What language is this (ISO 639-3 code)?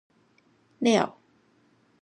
nan